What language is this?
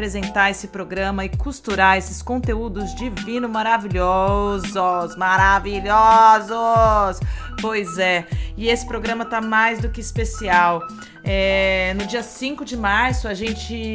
Portuguese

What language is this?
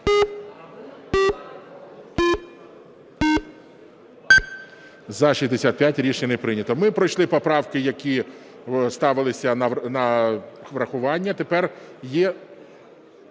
Ukrainian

